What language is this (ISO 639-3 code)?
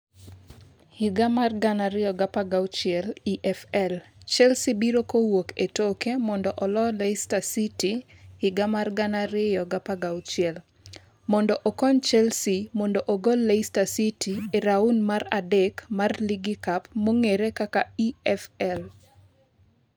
luo